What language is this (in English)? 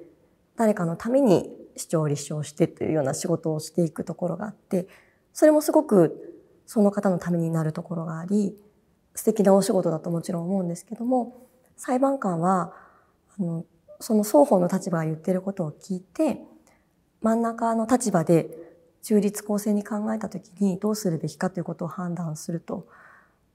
Japanese